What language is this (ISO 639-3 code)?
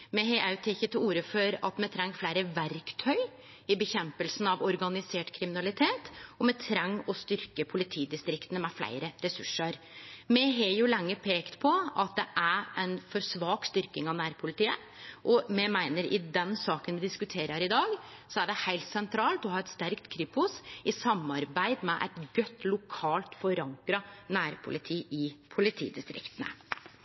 nno